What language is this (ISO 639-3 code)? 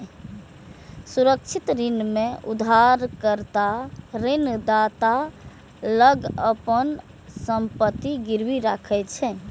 mai